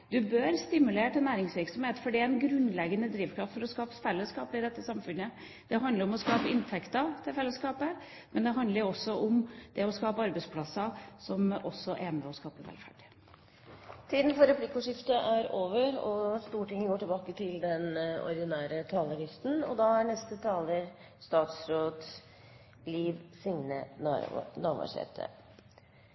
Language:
Norwegian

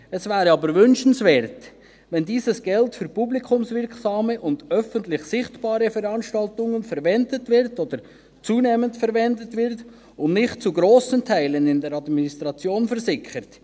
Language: Swiss German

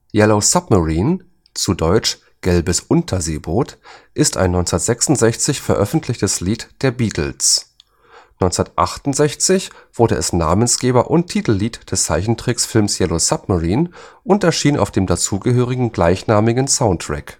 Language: German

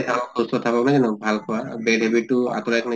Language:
Assamese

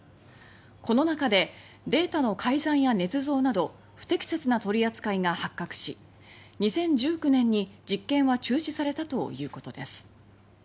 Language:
Japanese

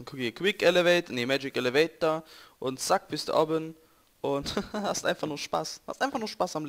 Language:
German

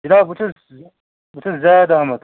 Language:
Kashmiri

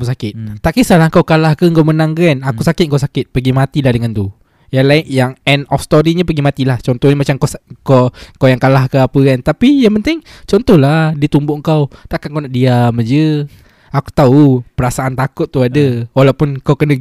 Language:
Malay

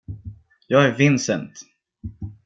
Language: Swedish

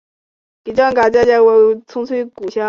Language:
Chinese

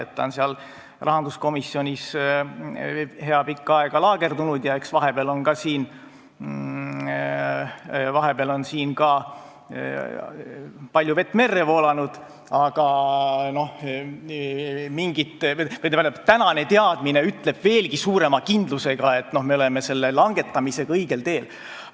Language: Estonian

